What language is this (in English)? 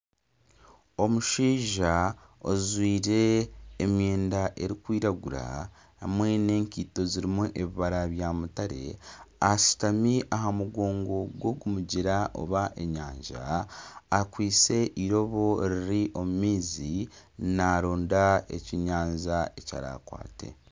Nyankole